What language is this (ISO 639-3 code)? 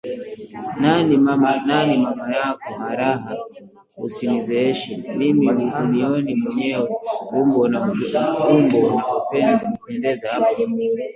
swa